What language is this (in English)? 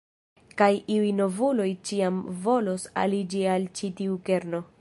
Esperanto